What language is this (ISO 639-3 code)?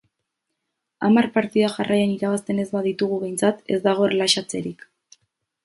eus